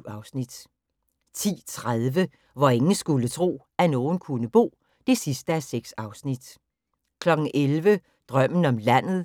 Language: Danish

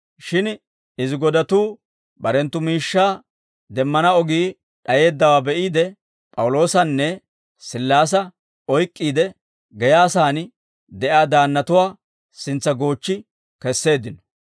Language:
Dawro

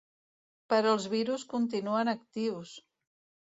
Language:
Catalan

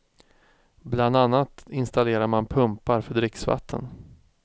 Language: Swedish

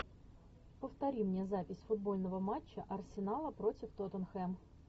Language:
Russian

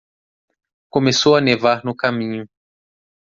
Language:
Portuguese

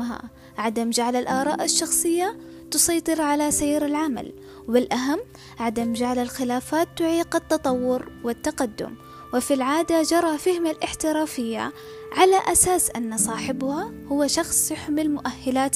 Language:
Arabic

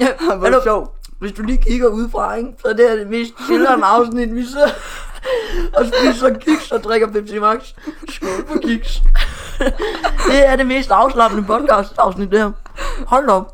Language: Danish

